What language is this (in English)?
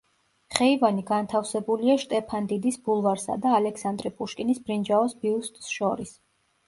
Georgian